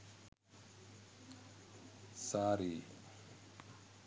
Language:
Sinhala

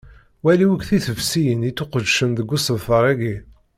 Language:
Kabyle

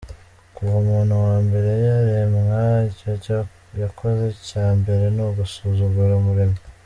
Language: Kinyarwanda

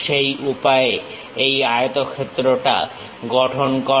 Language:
Bangla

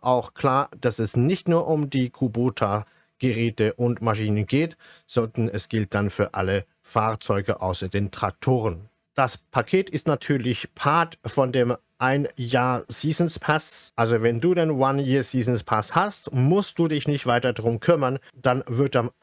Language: German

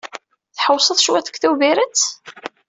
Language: Kabyle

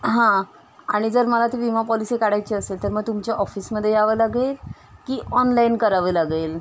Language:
Marathi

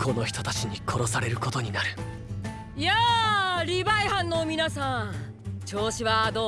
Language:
Japanese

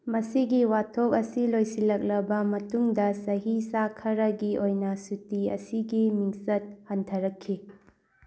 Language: Manipuri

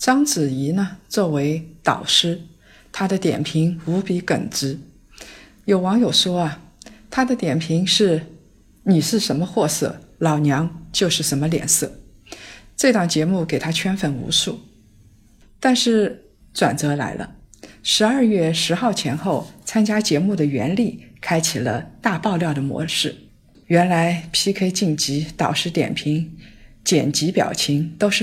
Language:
Chinese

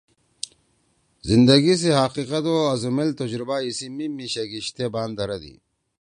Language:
Torwali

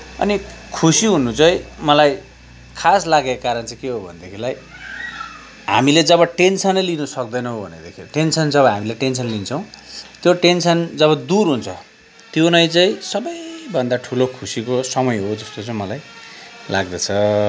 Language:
Nepali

